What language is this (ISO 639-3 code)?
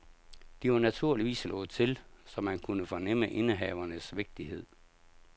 dan